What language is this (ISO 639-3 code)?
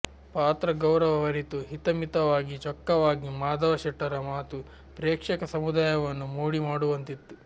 kan